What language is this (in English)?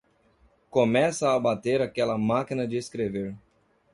Portuguese